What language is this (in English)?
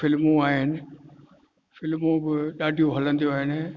Sindhi